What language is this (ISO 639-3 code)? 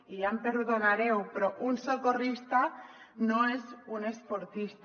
cat